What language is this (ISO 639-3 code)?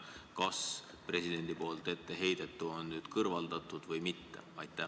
est